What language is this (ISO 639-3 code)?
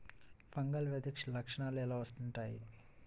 tel